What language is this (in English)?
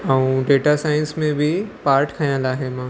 Sindhi